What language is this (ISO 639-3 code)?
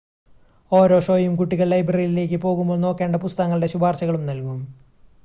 mal